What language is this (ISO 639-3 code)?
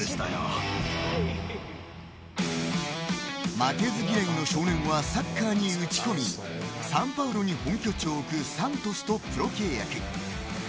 jpn